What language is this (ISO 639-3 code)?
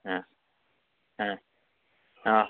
brx